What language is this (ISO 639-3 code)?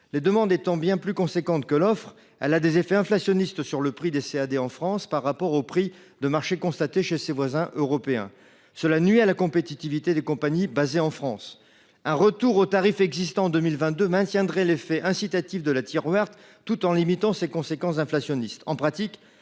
fra